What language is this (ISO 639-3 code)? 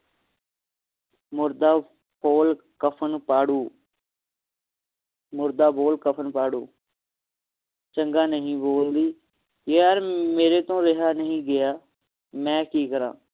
pan